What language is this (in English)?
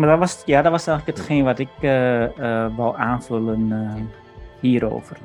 Dutch